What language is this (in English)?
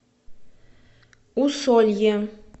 Russian